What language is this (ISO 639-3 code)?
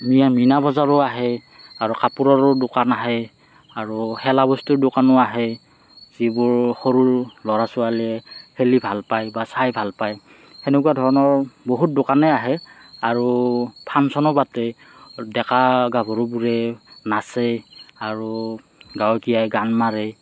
asm